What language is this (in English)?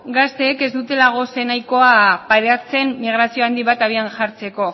Basque